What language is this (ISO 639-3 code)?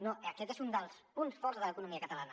cat